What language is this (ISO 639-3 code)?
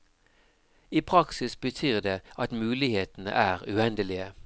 nor